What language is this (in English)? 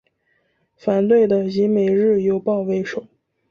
Chinese